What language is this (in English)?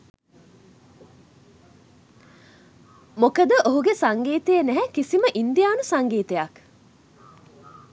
Sinhala